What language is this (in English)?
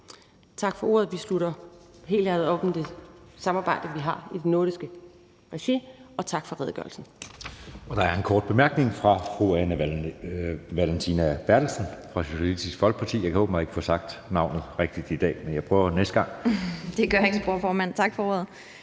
Danish